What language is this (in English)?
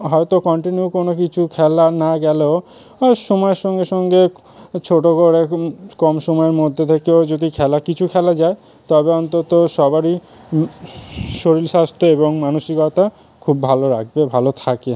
Bangla